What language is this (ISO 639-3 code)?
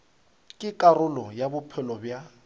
nso